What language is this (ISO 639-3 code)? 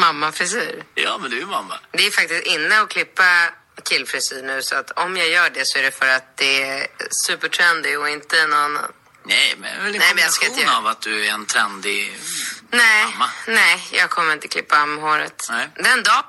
swe